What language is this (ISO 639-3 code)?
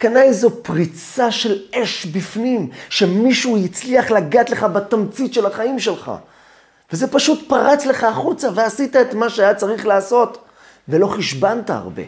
heb